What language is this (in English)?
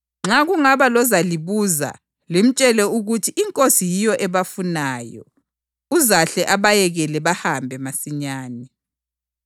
North Ndebele